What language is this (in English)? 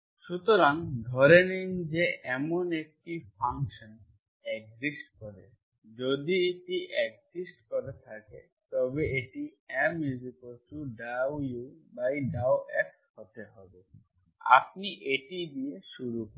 Bangla